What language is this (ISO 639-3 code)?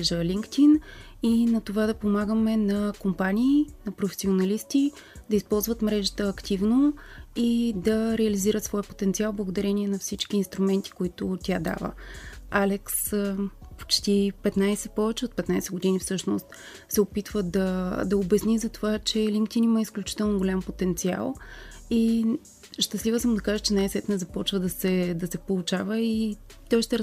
bul